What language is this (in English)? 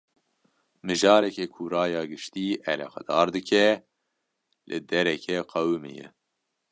Kurdish